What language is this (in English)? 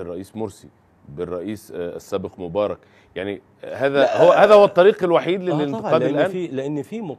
Arabic